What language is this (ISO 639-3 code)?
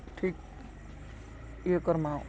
ori